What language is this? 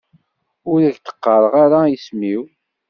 Kabyle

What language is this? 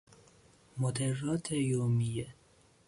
Persian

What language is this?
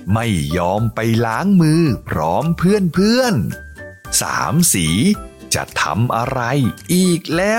Thai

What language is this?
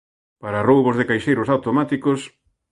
Galician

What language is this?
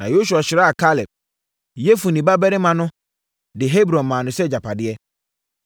Akan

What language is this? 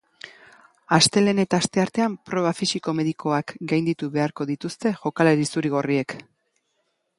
Basque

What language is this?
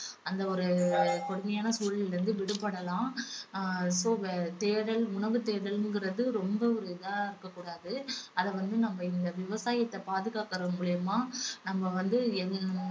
Tamil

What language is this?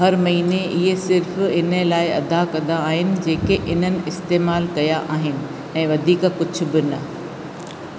Sindhi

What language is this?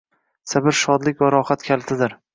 Uzbek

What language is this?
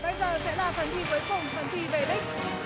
Vietnamese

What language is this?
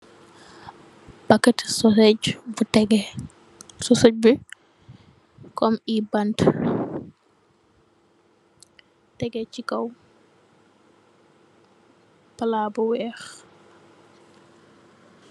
Wolof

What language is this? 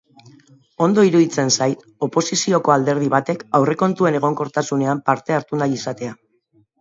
Basque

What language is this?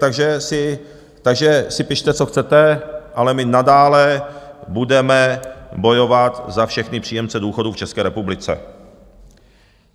Czech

